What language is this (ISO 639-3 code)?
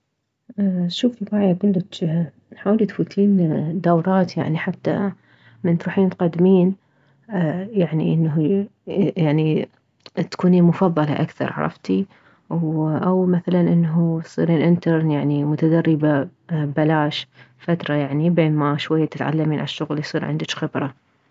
acm